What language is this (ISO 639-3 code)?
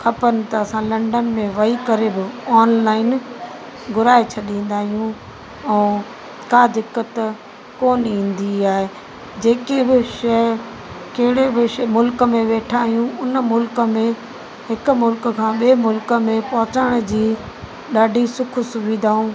snd